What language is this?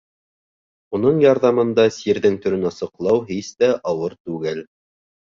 Bashkir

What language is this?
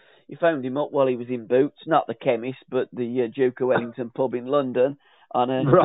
English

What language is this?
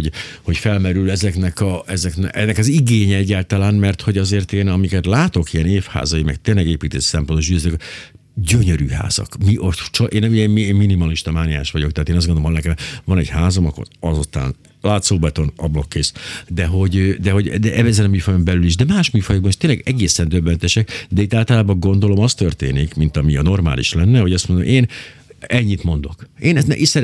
Hungarian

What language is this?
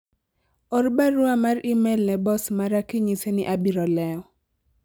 Luo (Kenya and Tanzania)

